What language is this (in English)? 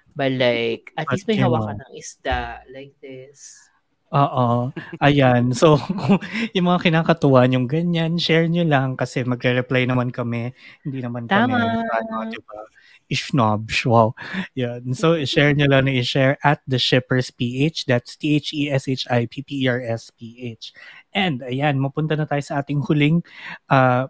Filipino